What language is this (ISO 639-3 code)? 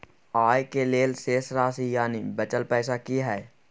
mai